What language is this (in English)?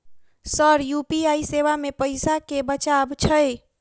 Maithili